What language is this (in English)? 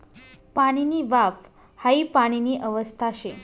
Marathi